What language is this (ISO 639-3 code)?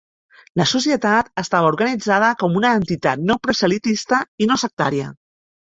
cat